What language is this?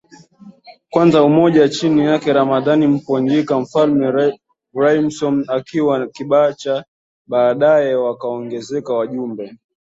Swahili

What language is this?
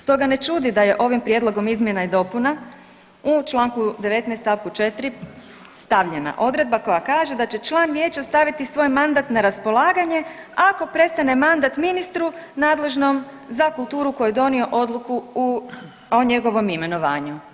Croatian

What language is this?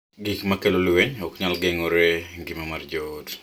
Luo (Kenya and Tanzania)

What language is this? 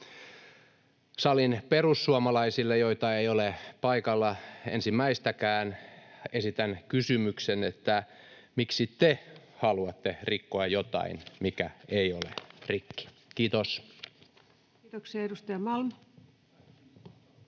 Finnish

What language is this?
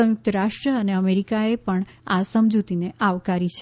Gujarati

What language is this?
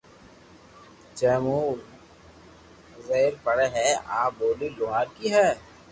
Loarki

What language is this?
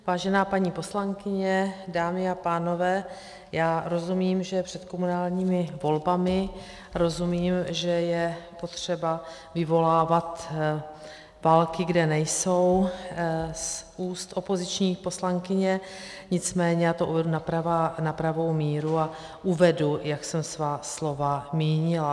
Czech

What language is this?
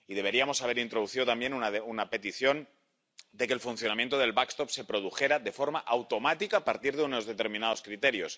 Spanish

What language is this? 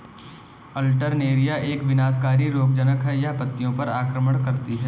Hindi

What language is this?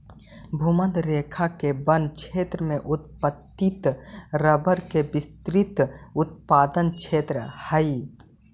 Magahi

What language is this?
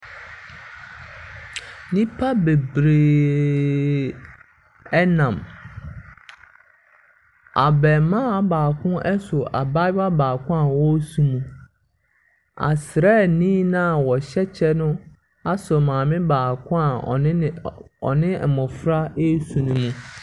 Akan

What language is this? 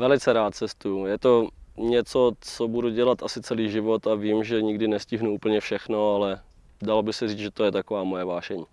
Czech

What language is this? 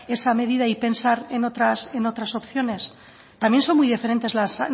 Spanish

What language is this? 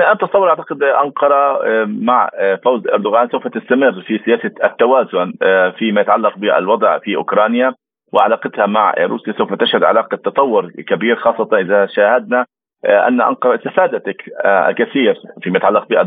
Arabic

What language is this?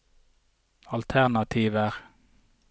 Norwegian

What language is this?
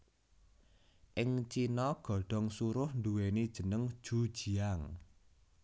Javanese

